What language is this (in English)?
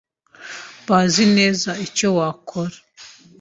Kinyarwanda